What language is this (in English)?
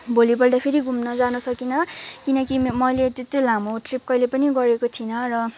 Nepali